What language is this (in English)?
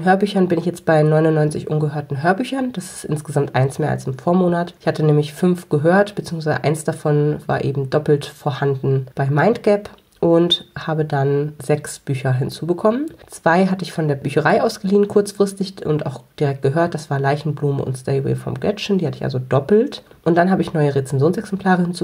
German